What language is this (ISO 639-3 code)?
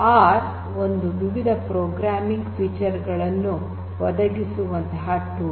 kan